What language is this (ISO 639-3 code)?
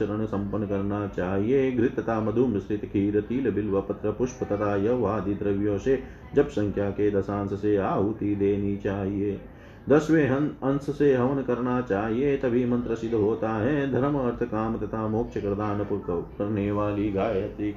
hin